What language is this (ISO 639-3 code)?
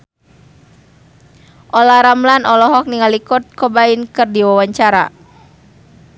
sun